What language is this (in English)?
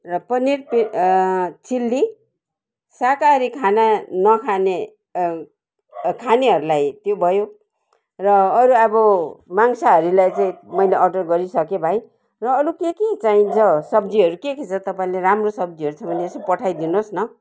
Nepali